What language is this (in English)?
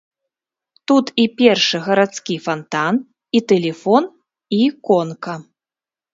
Belarusian